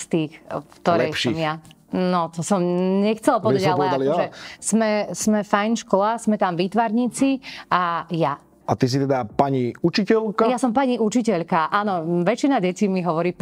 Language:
Slovak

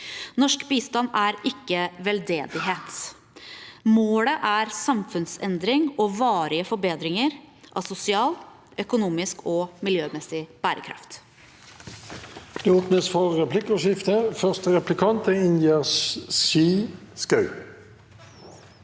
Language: Norwegian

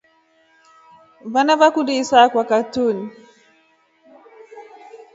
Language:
Rombo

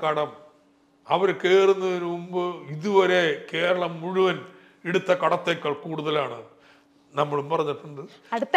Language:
Malayalam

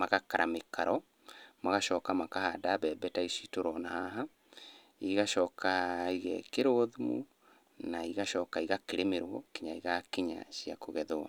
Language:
Kikuyu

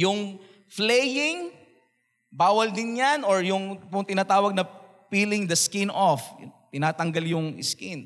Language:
Filipino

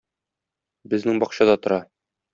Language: Tatar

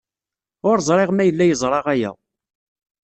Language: Kabyle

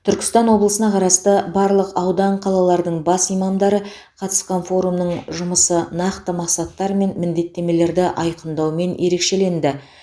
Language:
Kazakh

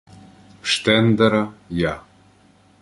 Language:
Ukrainian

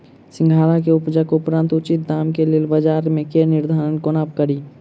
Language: Maithili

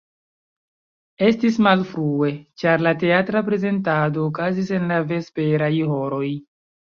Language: Esperanto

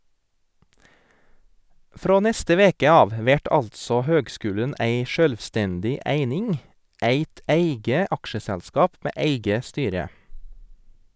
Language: Norwegian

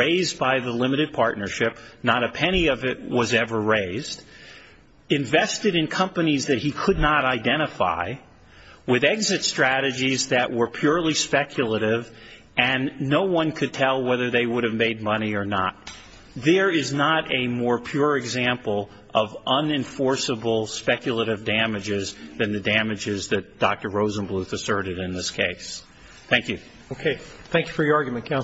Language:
English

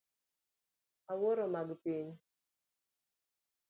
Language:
Luo (Kenya and Tanzania)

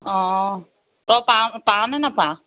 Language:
Assamese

